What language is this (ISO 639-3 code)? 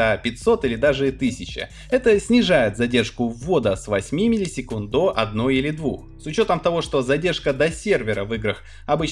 rus